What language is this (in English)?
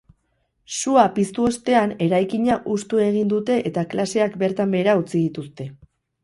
Basque